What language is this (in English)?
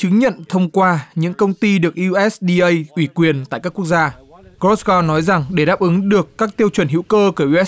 Vietnamese